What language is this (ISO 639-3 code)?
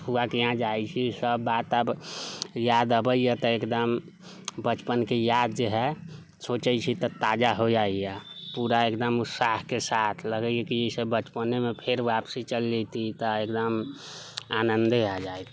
mai